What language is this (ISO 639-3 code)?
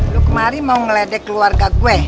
ind